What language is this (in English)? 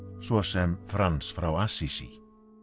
Icelandic